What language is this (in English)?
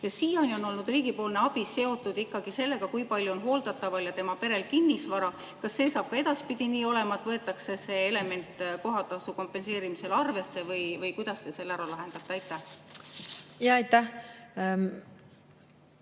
Estonian